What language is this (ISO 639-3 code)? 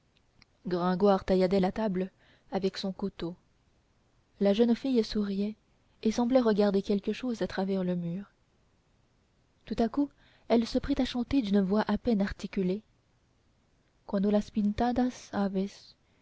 fra